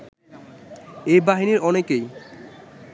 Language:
Bangla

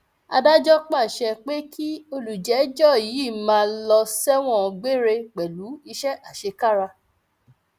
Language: Yoruba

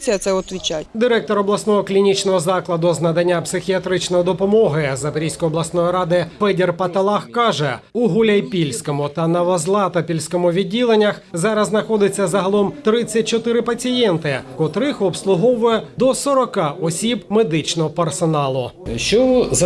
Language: Ukrainian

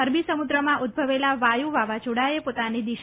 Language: Gujarati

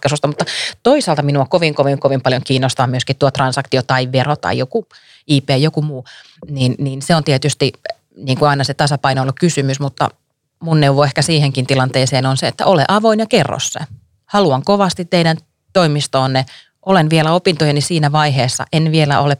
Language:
Finnish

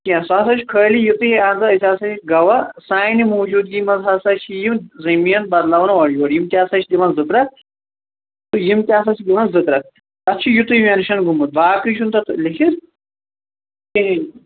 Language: Kashmiri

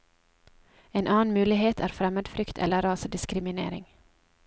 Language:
Norwegian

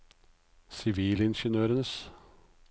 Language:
Norwegian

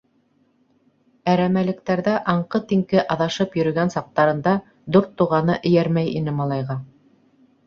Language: Bashkir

